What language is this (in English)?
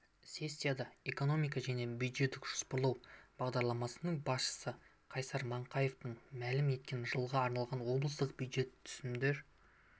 Kazakh